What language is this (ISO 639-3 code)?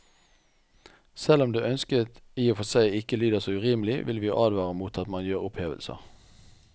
nor